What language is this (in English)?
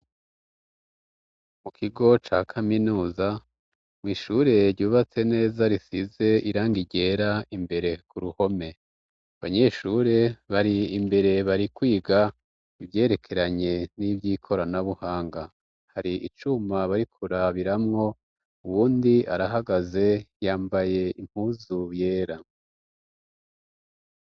Rundi